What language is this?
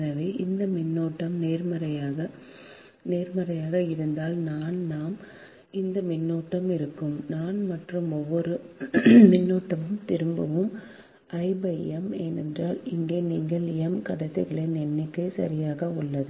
Tamil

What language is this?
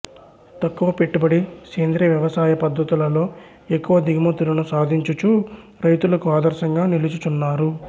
Telugu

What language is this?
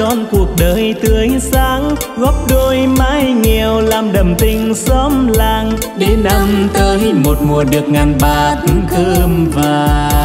Vietnamese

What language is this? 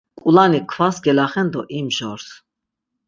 Laz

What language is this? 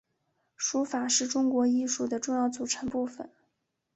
Chinese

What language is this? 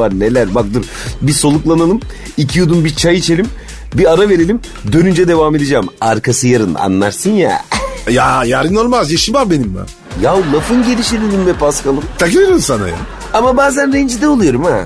Turkish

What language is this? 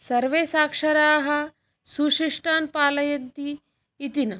Sanskrit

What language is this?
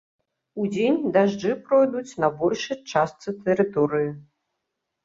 Belarusian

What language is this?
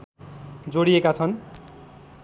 Nepali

